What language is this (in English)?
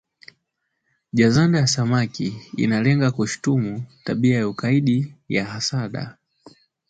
Swahili